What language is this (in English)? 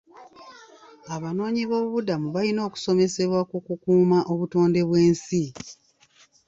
Ganda